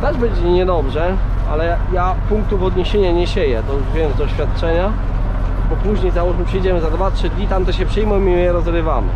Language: Polish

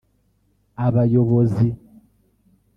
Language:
Kinyarwanda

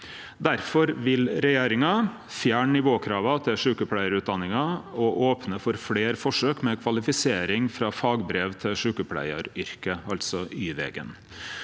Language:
Norwegian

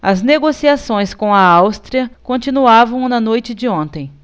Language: Portuguese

